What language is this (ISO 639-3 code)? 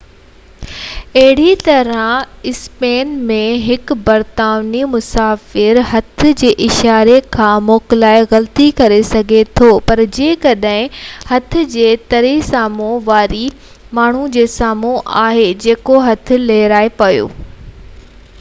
snd